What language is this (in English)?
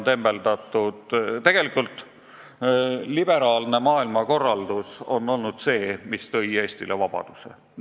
Estonian